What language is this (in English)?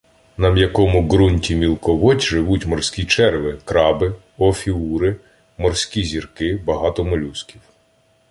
Ukrainian